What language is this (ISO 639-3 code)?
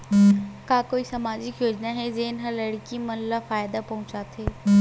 hne